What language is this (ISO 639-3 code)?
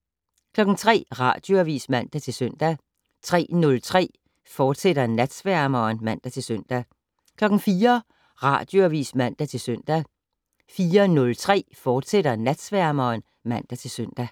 dan